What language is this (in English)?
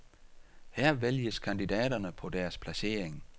Danish